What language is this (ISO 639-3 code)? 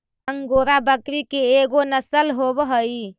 mag